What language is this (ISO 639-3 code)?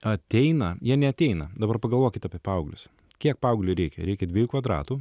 lit